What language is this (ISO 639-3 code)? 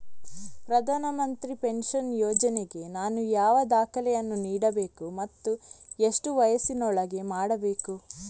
kan